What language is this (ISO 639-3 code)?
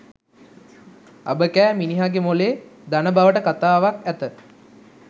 sin